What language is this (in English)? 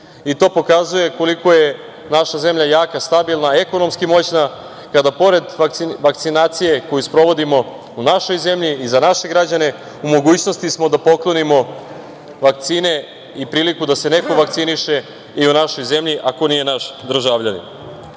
Serbian